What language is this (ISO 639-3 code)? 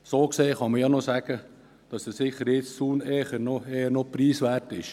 gsw